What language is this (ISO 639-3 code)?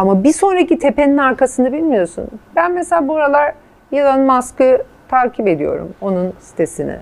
tur